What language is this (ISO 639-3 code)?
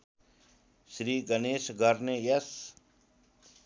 nep